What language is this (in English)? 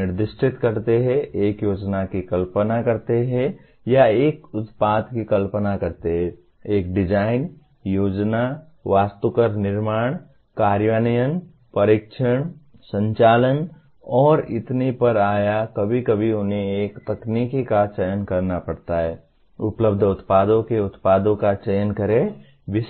Hindi